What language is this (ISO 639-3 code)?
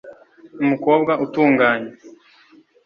kin